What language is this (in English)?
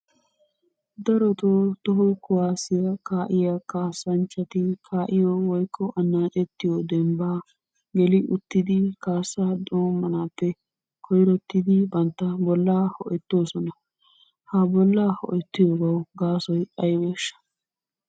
Wolaytta